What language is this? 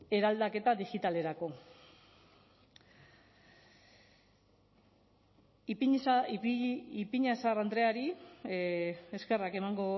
Basque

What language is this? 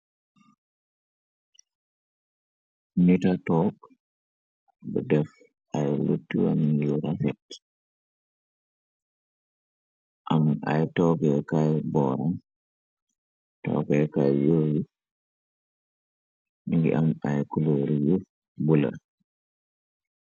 Wolof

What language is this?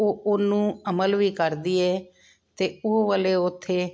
Punjabi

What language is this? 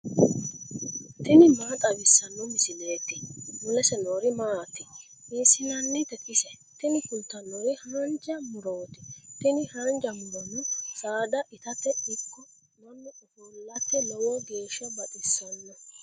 Sidamo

